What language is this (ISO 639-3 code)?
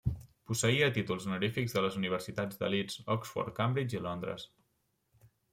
cat